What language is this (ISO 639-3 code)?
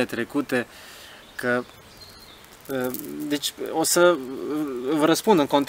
ron